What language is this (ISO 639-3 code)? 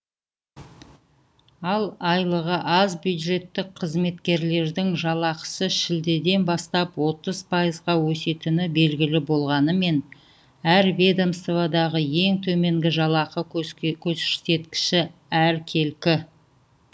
kaz